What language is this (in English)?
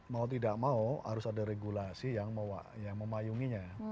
Indonesian